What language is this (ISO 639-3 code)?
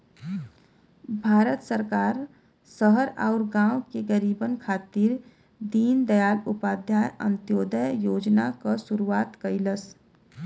bho